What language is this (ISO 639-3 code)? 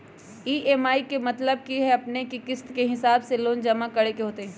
mag